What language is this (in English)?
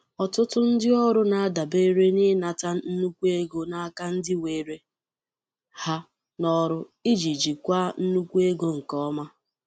Igbo